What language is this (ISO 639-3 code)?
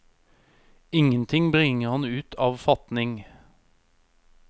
nor